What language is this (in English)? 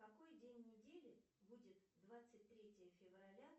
Russian